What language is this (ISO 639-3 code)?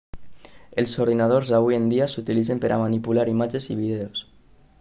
cat